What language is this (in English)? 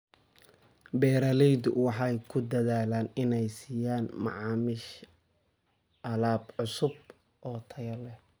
Somali